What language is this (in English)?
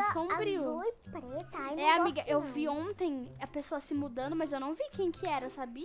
Portuguese